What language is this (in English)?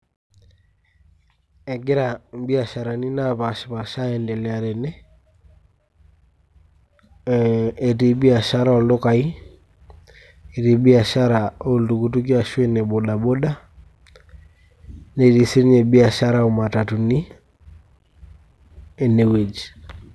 Masai